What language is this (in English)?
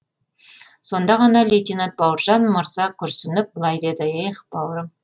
Kazakh